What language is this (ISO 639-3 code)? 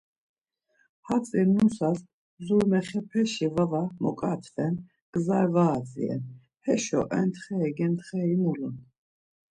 lzz